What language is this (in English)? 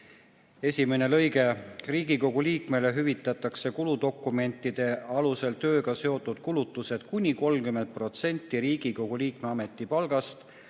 Estonian